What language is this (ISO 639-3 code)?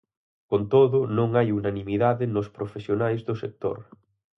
glg